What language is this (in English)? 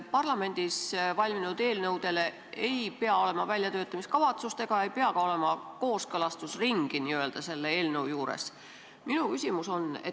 Estonian